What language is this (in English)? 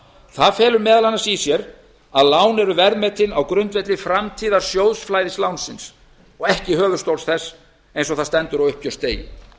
Icelandic